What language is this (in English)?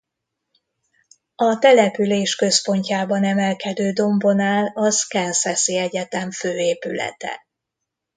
Hungarian